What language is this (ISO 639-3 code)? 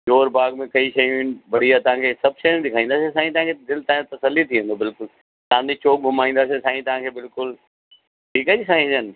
snd